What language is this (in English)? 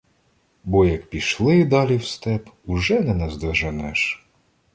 Ukrainian